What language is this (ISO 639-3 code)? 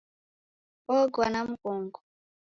dav